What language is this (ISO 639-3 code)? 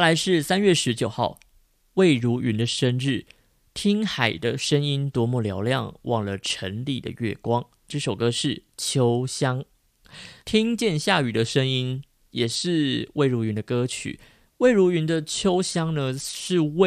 zho